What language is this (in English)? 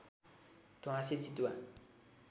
Nepali